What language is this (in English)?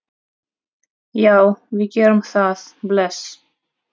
Icelandic